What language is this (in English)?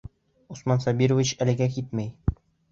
Bashkir